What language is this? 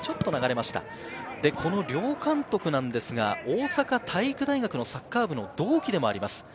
Japanese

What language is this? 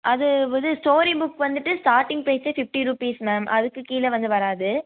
Tamil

